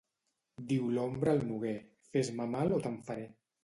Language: Catalan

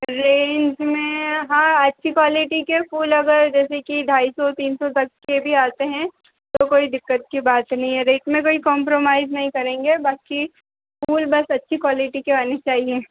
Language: Hindi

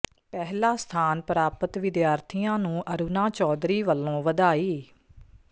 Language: Punjabi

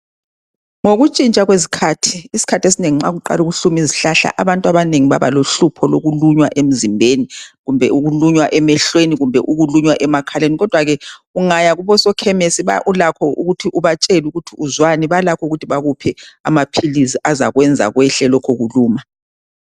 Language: North Ndebele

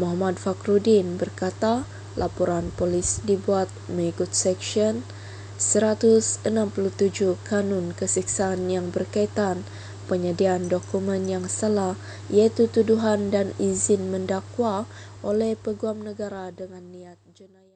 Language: Malay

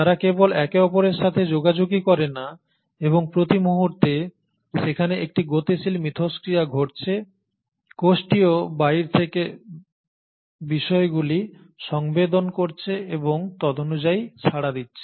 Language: Bangla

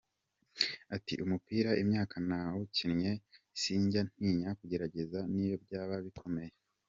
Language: Kinyarwanda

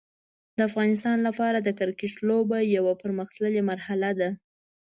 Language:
Pashto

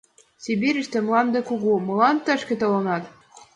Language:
Mari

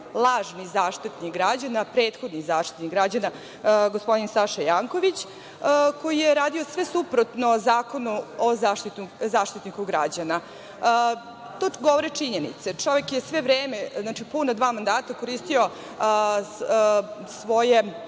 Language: Serbian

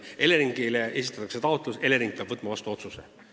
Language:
Estonian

